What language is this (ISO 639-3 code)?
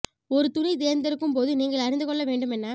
tam